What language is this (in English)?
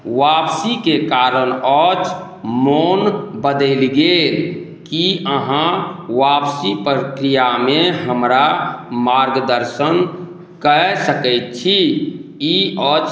Maithili